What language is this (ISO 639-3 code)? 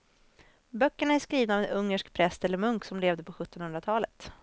swe